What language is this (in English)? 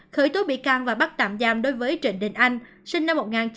Vietnamese